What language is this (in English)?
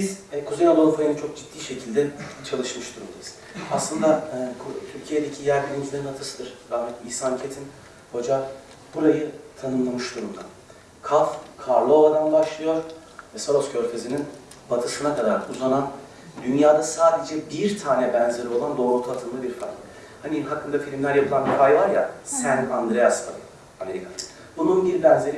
Turkish